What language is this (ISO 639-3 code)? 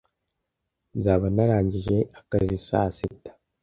kin